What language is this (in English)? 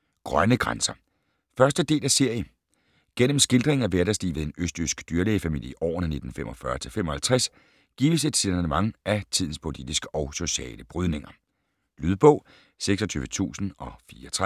Danish